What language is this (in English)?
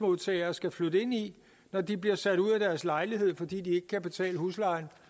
Danish